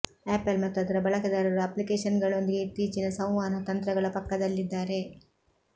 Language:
Kannada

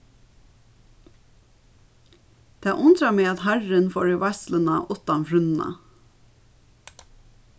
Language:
Faroese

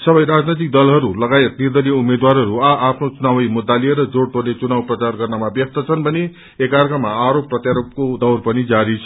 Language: Nepali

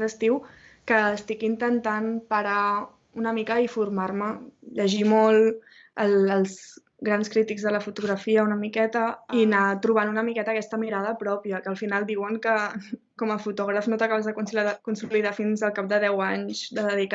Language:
Catalan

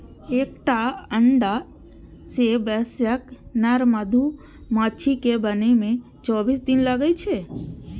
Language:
Maithili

